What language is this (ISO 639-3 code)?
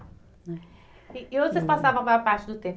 por